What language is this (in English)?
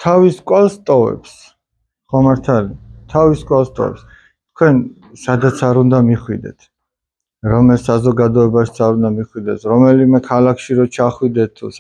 Russian